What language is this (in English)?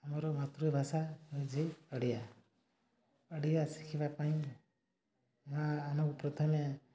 Odia